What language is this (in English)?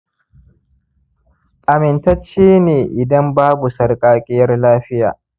Hausa